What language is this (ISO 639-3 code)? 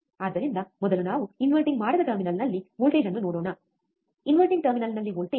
kan